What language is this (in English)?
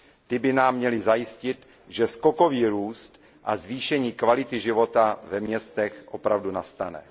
Czech